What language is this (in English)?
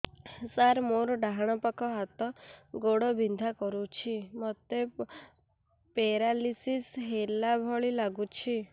Odia